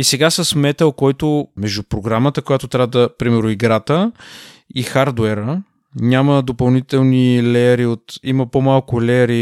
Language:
Bulgarian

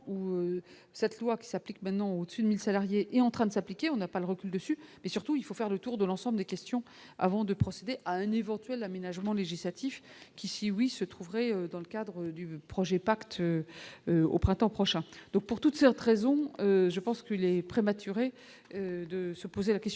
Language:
French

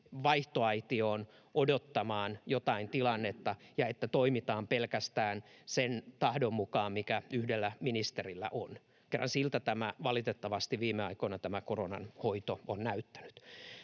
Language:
Finnish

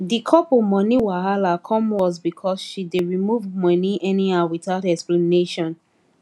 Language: Nigerian Pidgin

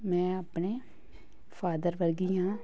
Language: Punjabi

